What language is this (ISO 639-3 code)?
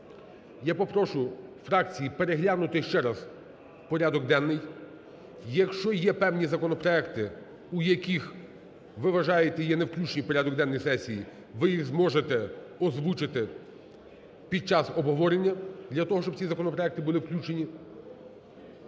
ukr